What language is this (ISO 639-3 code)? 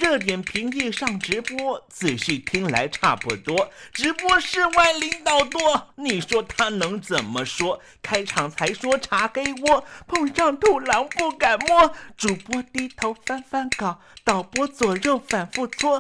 zho